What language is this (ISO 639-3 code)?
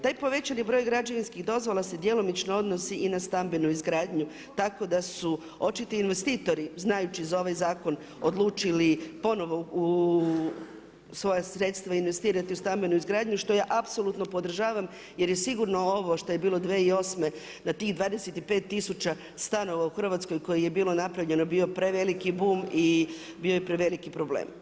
hrv